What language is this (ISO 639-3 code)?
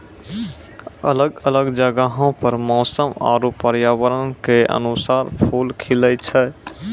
mai